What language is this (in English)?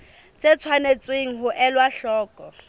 Southern Sotho